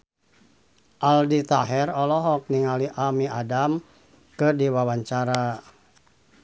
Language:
Sundanese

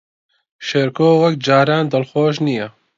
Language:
Central Kurdish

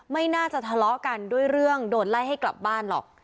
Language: Thai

